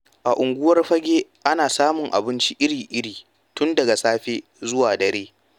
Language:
Hausa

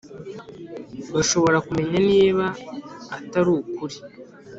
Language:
Kinyarwanda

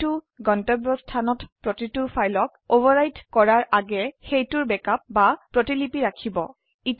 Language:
Assamese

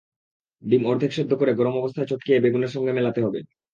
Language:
Bangla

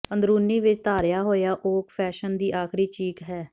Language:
Punjabi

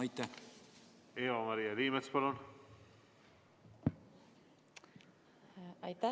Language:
Estonian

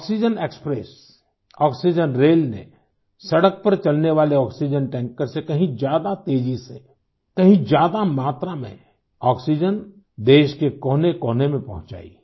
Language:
Hindi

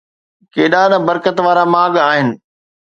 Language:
Sindhi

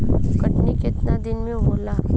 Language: Bhojpuri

